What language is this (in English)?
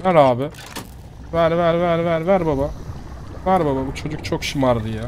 Turkish